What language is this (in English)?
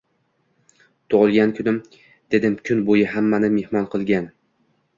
Uzbek